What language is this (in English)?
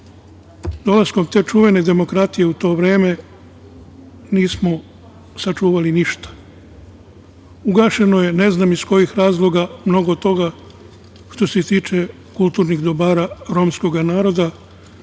Serbian